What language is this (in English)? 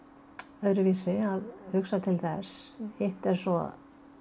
Icelandic